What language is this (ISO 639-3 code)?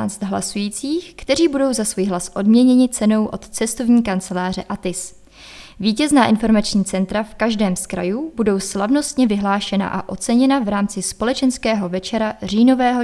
ces